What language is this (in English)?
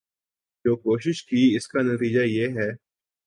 Urdu